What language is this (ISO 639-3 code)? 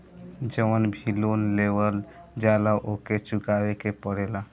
bho